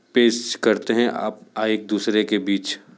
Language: Hindi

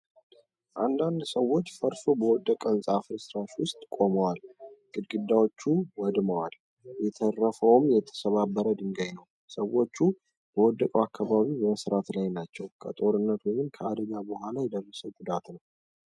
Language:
Amharic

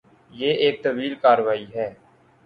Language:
Urdu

